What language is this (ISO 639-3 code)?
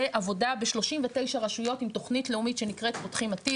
heb